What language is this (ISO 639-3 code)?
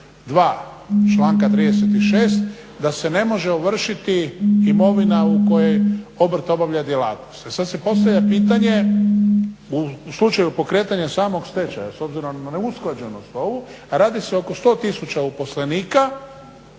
hrv